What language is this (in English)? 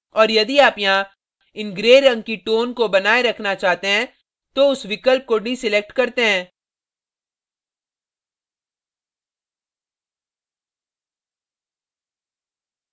Hindi